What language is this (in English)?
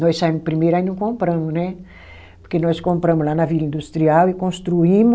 Portuguese